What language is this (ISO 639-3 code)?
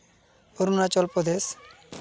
sat